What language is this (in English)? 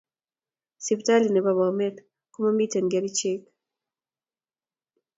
Kalenjin